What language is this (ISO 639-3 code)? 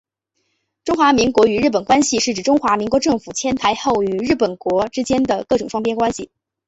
zho